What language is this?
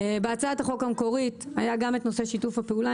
Hebrew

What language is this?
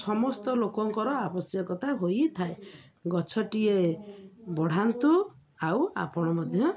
Odia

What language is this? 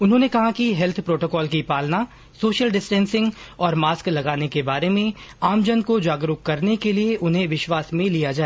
Hindi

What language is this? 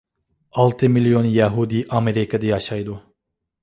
Uyghur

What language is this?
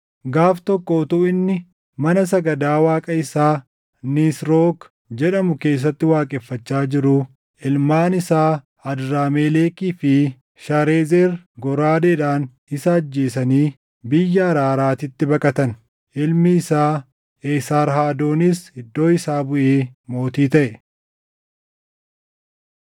Oromo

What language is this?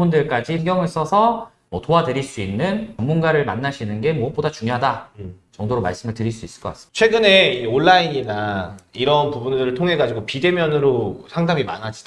Korean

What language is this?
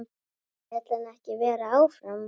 Icelandic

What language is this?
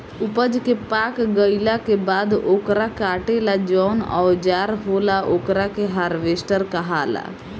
Bhojpuri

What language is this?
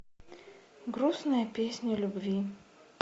Russian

